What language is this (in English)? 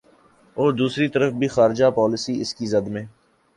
Urdu